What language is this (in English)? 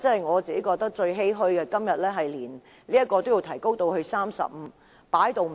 Cantonese